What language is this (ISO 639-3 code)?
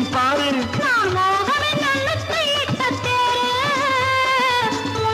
hin